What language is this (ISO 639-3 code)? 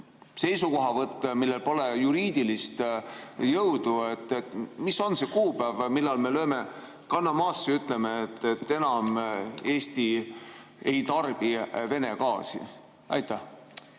est